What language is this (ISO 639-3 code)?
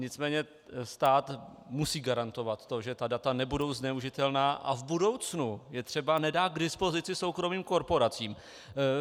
ces